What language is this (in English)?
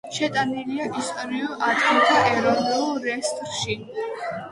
Georgian